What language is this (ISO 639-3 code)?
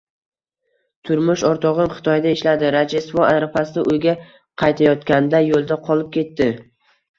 uzb